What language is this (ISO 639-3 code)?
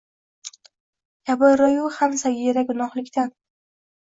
uzb